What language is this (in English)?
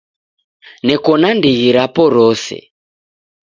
Taita